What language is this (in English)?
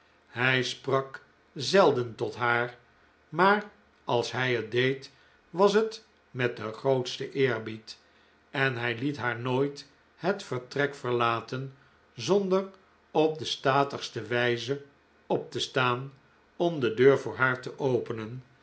Dutch